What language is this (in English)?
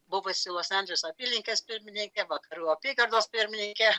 Lithuanian